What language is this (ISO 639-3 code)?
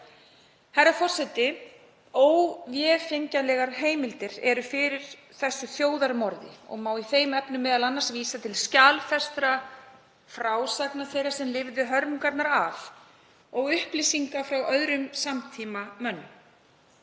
isl